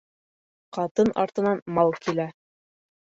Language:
Bashkir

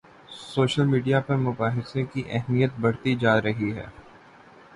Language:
Urdu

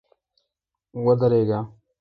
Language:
Pashto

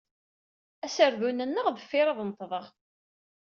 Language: Kabyle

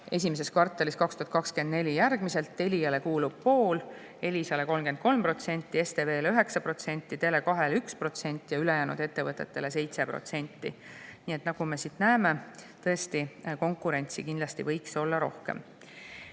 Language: Estonian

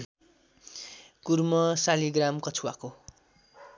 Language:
Nepali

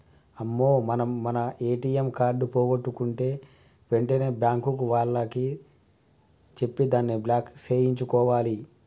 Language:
Telugu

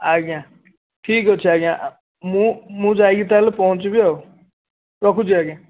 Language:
Odia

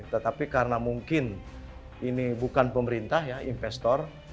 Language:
Indonesian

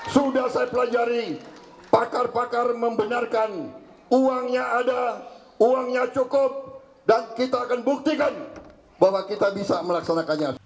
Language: Indonesian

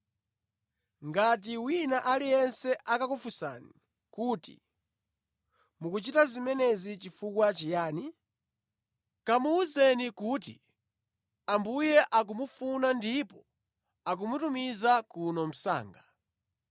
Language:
Nyanja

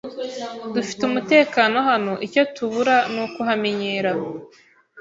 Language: Kinyarwanda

